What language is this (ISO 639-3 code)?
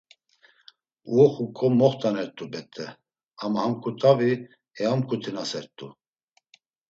lzz